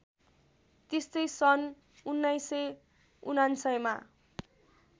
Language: Nepali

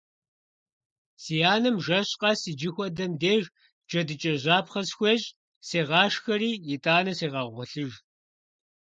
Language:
Kabardian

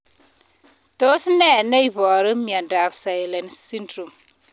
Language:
Kalenjin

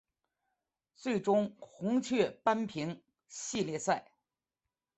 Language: Chinese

